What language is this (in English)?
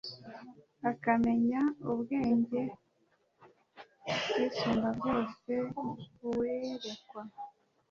Kinyarwanda